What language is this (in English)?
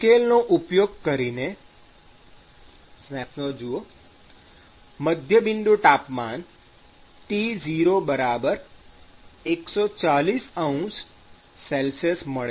Gujarati